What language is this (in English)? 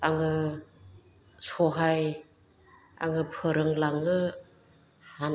Bodo